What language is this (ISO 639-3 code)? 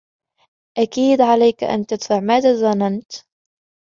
ara